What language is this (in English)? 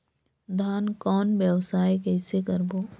Chhattisgarhi